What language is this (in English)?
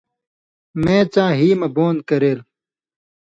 Indus Kohistani